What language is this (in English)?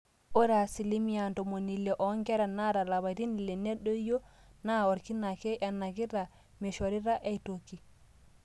Masai